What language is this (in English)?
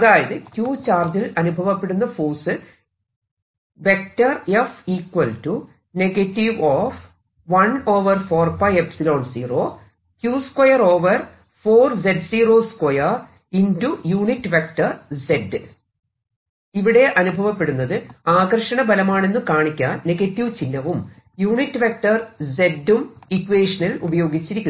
Malayalam